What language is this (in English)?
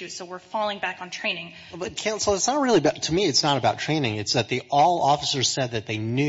English